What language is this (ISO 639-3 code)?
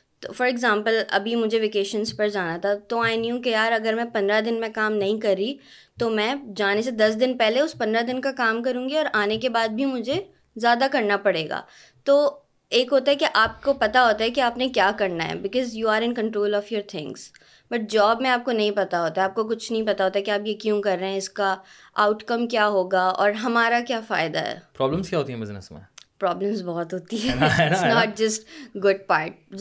urd